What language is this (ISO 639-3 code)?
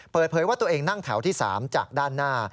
tha